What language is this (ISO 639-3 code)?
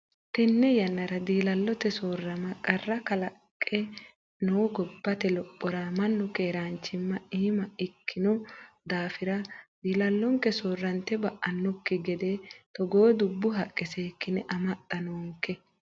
sid